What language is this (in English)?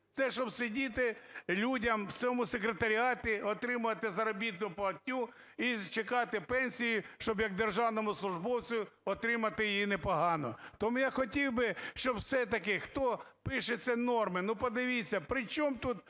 Ukrainian